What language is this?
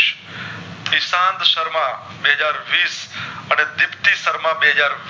Gujarati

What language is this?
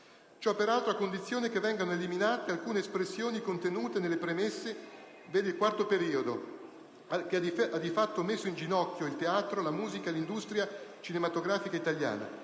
Italian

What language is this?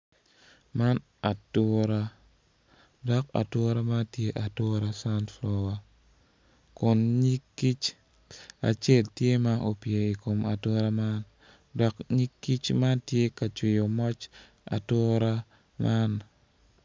Acoli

